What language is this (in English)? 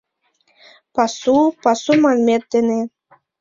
Mari